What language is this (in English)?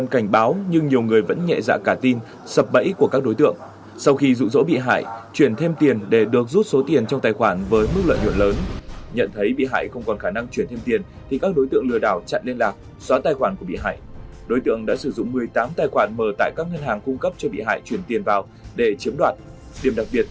Vietnamese